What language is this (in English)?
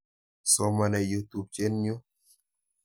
Kalenjin